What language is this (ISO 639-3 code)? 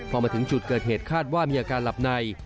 tha